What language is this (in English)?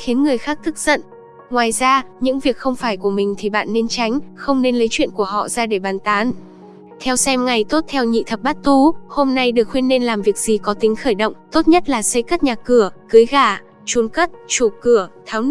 Vietnamese